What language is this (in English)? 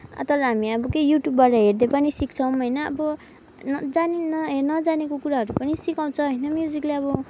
Nepali